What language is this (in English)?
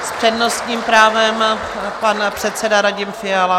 Czech